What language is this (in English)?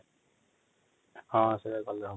Odia